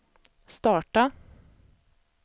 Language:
Swedish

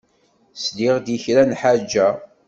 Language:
Kabyle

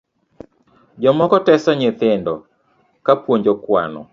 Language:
Luo (Kenya and Tanzania)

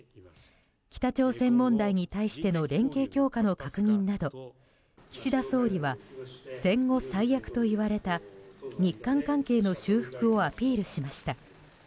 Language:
Japanese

